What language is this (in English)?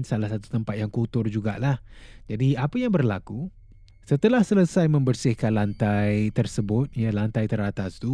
Malay